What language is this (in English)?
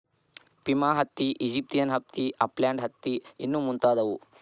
Kannada